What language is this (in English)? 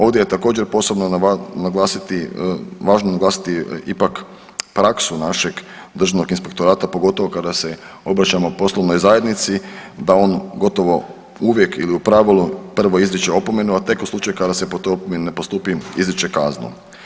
Croatian